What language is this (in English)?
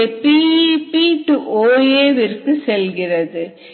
Tamil